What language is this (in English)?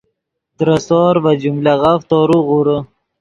Yidgha